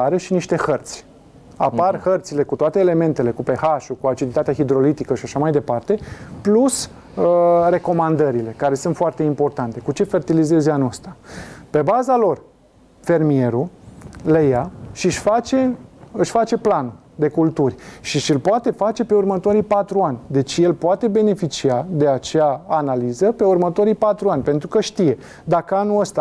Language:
Romanian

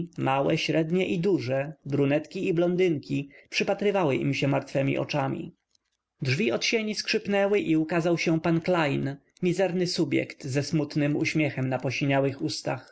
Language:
Polish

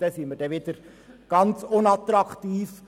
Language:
Swiss German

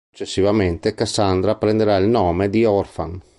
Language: Italian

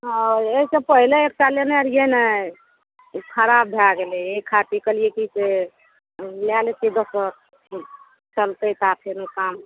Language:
Maithili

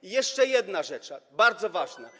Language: Polish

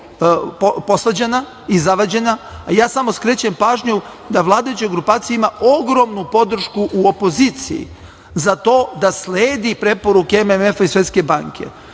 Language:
Serbian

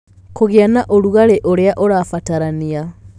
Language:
Kikuyu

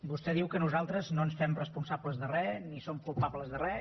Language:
Catalan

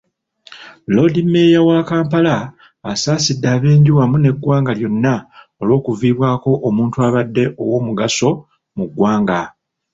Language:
Ganda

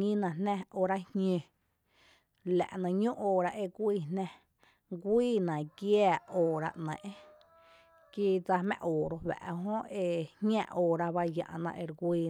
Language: Tepinapa Chinantec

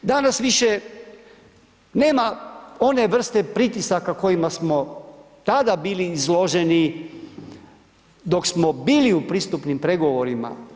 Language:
Croatian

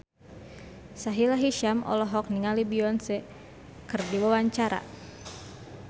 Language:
Sundanese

